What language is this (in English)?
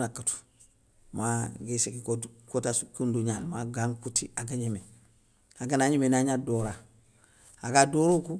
Soninke